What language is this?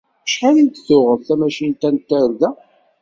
Kabyle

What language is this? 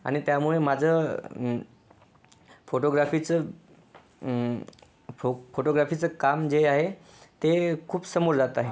Marathi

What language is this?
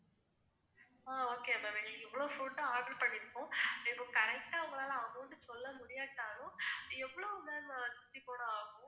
Tamil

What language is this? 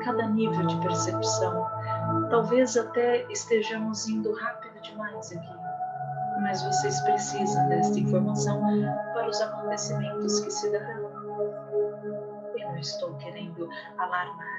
Portuguese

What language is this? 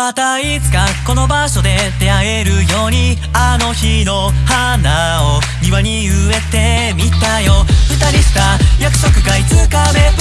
Japanese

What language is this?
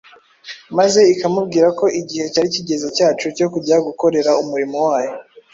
Kinyarwanda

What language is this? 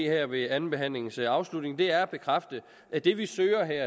Danish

